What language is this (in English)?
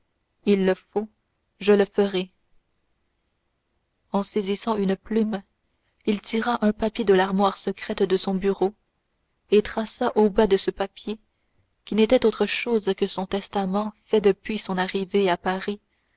French